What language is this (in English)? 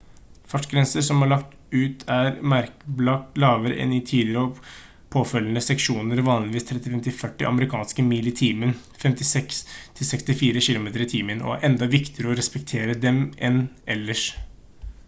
Norwegian Bokmål